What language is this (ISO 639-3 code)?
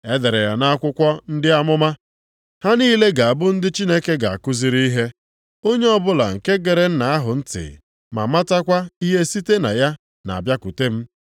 ibo